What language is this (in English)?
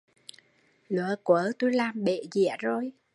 Vietnamese